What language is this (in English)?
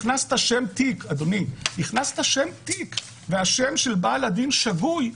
Hebrew